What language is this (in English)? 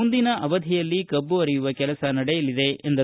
Kannada